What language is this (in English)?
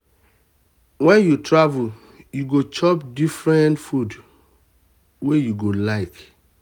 Nigerian Pidgin